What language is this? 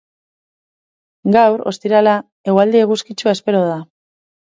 Basque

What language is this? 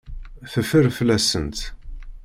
Kabyle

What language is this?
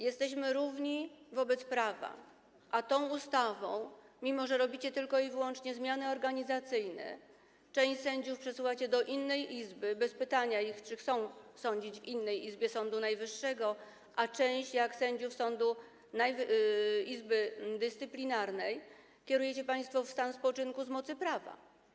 Polish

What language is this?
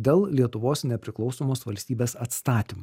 Lithuanian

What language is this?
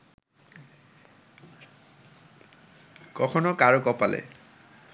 Bangla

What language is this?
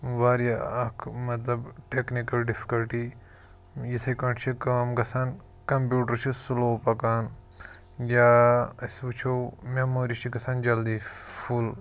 Kashmiri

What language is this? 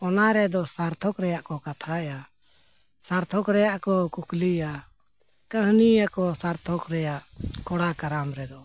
Santali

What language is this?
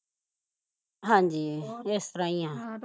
Punjabi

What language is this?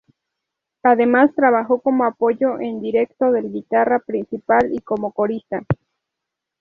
Spanish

